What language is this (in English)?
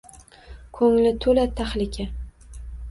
Uzbek